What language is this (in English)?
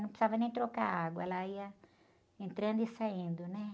Portuguese